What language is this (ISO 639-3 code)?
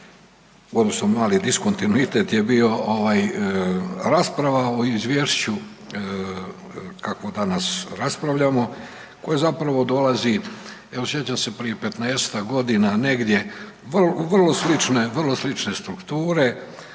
hrv